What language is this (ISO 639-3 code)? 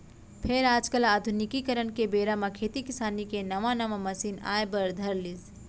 hne